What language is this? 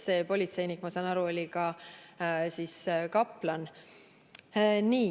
Estonian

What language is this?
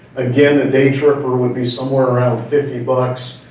English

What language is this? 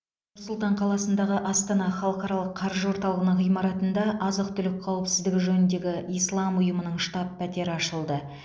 Kazakh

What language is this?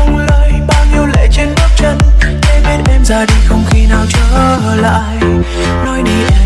Vietnamese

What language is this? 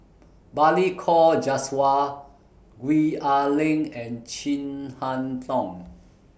English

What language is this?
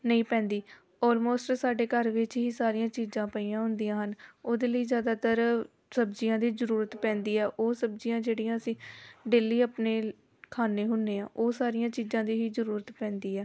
Punjabi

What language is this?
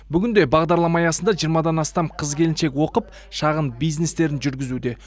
Kazakh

